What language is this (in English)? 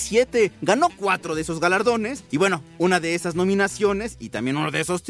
Spanish